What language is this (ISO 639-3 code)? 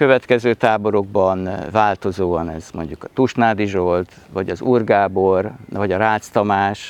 hun